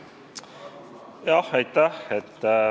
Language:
Estonian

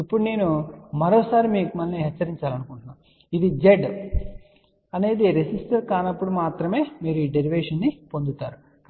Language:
Telugu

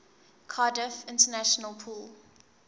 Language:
English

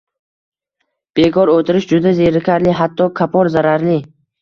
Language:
Uzbek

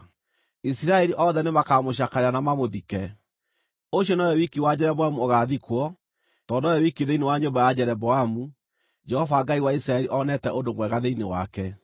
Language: Kikuyu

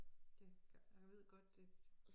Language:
Danish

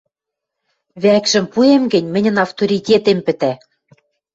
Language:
Western Mari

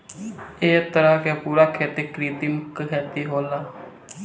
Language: Bhojpuri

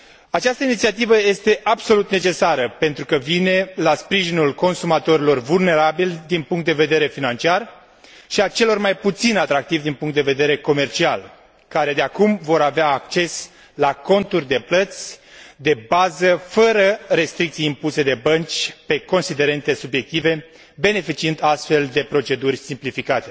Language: Romanian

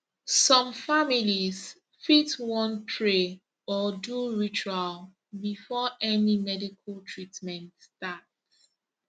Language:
Nigerian Pidgin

